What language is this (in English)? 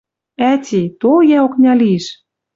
Western Mari